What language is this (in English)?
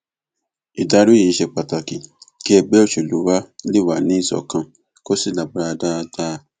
Yoruba